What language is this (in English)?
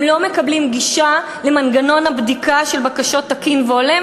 Hebrew